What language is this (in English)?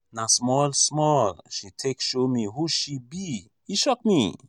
Nigerian Pidgin